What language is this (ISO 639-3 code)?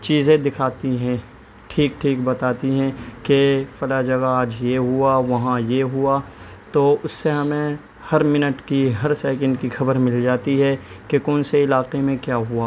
urd